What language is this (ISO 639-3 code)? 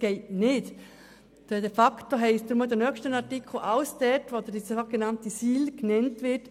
gsw